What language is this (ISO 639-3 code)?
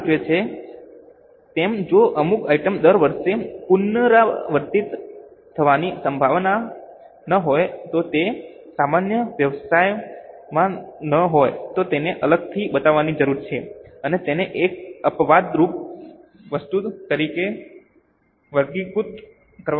guj